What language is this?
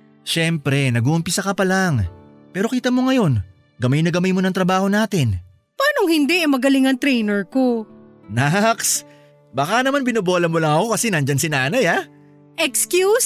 Filipino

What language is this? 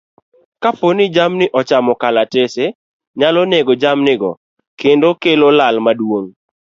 Luo (Kenya and Tanzania)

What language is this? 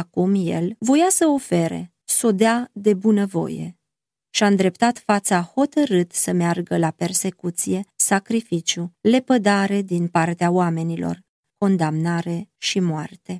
Romanian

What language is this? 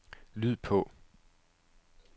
Danish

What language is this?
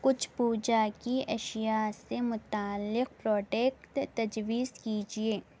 Urdu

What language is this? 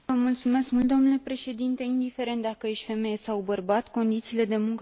Romanian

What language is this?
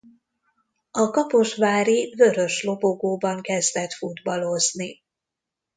Hungarian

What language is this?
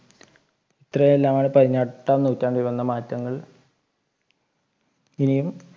Malayalam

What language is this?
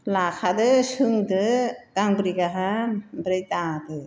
Bodo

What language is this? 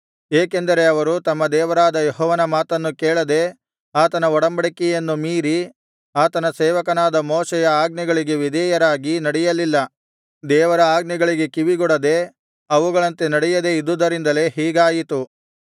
Kannada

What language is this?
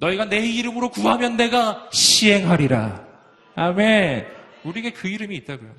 Korean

